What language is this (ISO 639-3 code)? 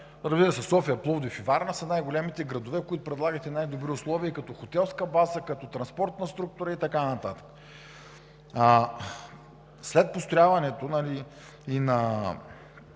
bul